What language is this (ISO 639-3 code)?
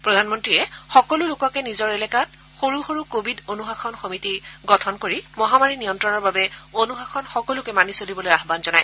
asm